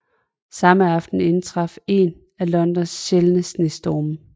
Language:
Danish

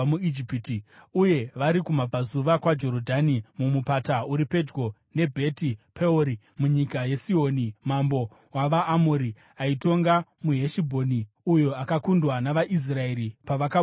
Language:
Shona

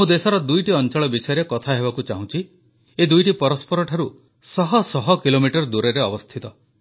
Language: Odia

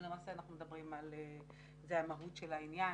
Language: Hebrew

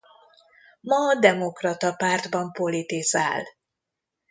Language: Hungarian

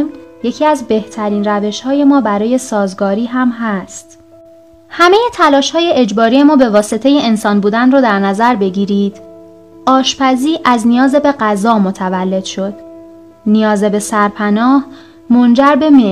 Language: Persian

